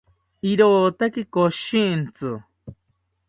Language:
South Ucayali Ashéninka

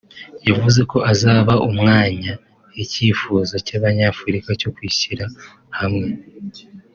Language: Kinyarwanda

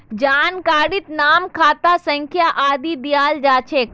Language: Magahi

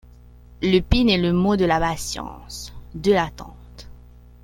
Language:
French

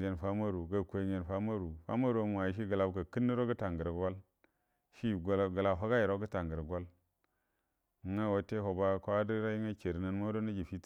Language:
Buduma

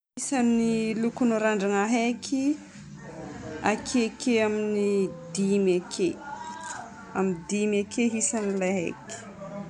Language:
Northern Betsimisaraka Malagasy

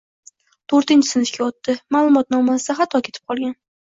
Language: Uzbek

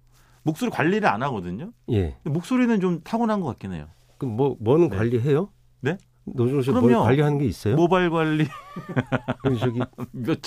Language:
Korean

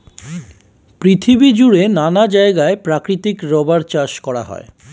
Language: Bangla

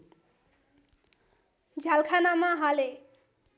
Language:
Nepali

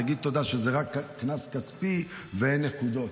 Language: Hebrew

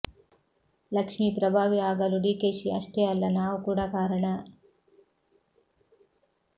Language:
Kannada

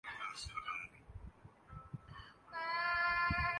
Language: Urdu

